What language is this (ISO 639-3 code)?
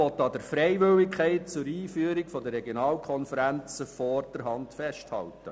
gsw